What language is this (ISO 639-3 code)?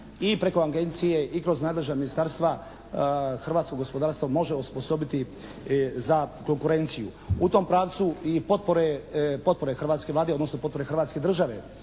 hrv